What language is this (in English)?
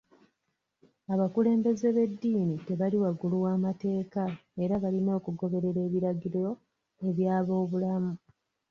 Ganda